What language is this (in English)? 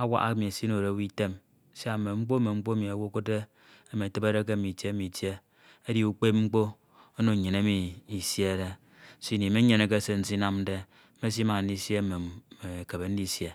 Ito